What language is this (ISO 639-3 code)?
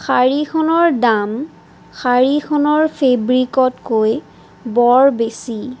asm